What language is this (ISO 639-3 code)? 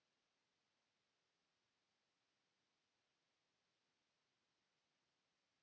fin